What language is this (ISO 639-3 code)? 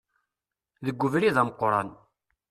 kab